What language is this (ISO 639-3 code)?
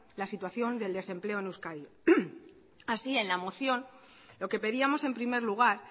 spa